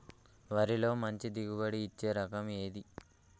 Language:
Telugu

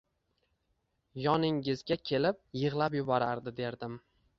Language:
Uzbek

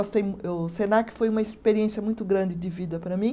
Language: Portuguese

